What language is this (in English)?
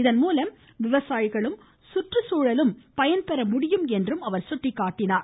Tamil